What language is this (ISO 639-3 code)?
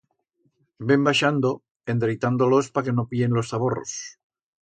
arg